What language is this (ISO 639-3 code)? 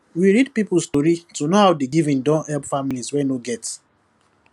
pcm